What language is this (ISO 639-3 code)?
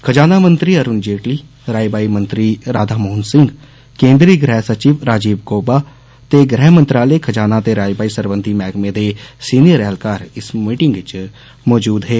doi